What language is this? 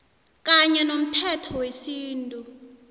South Ndebele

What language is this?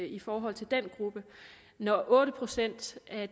Danish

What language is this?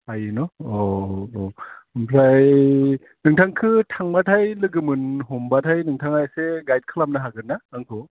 Bodo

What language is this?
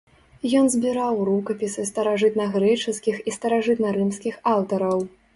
Belarusian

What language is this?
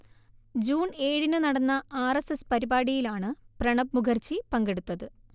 Malayalam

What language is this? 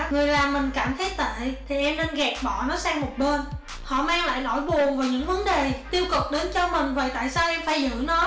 Vietnamese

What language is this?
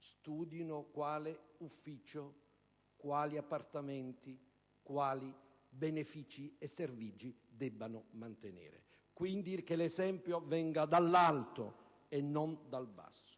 Italian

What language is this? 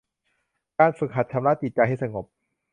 Thai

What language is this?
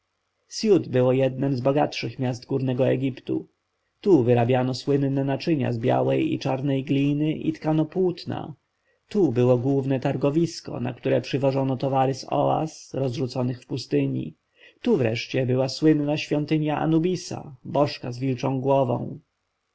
Polish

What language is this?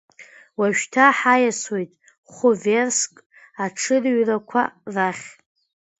Abkhazian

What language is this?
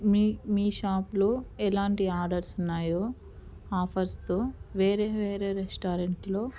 Telugu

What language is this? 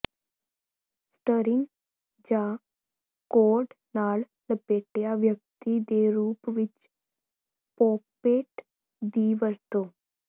Punjabi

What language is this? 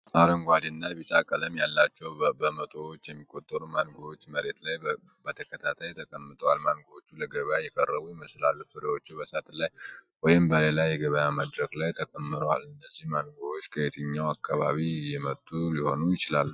Amharic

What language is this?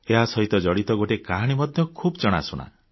Odia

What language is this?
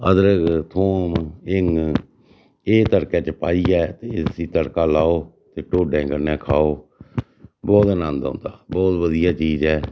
Dogri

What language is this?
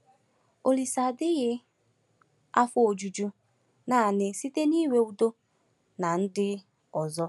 Igbo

